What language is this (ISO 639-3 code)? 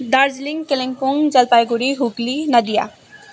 nep